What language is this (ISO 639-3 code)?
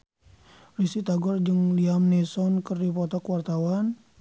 sun